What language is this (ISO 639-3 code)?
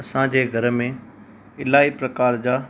snd